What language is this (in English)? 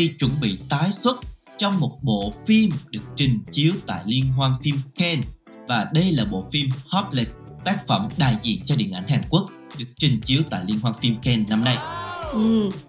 Vietnamese